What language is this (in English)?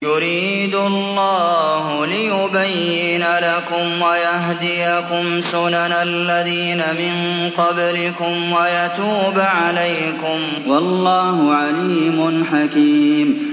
Arabic